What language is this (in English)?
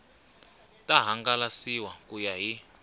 Tsonga